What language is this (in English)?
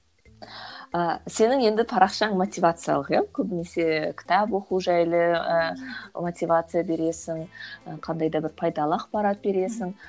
Kazakh